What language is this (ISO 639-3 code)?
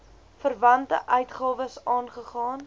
afr